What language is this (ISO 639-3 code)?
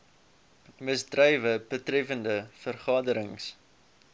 afr